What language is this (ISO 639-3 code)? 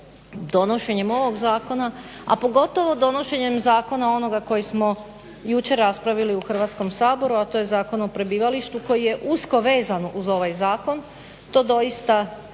hrv